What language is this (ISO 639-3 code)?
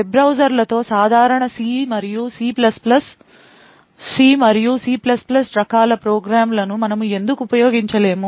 tel